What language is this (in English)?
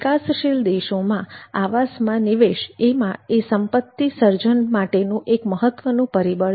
Gujarati